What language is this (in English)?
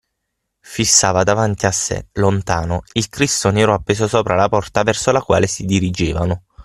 Italian